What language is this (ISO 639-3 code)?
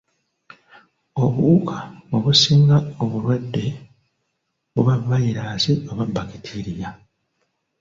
lug